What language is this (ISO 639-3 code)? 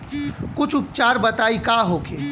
bho